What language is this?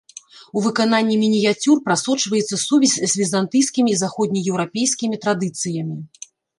Belarusian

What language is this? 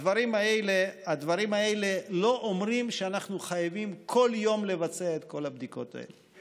Hebrew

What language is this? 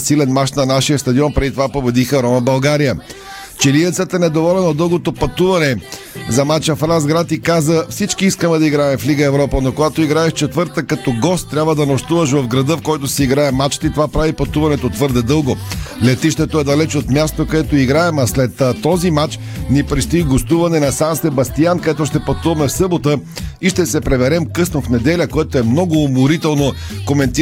Bulgarian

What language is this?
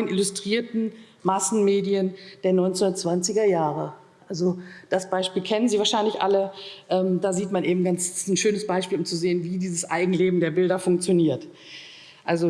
German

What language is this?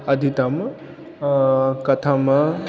Sanskrit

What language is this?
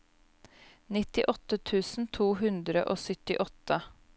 Norwegian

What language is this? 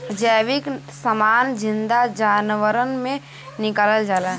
Bhojpuri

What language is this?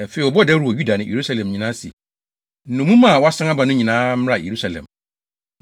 Akan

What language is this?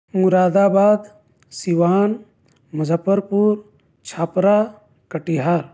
Urdu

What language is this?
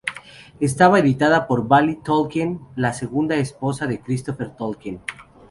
Spanish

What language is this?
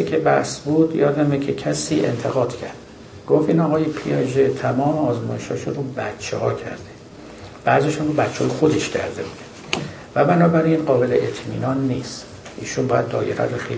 Persian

